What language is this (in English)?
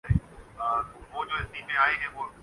Urdu